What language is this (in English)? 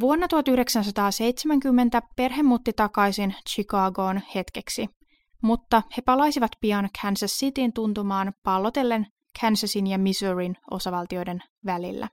Finnish